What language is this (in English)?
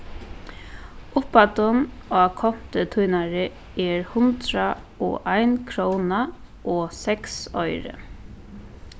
Faroese